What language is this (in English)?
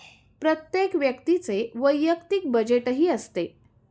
Marathi